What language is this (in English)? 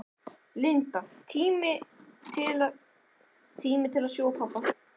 Icelandic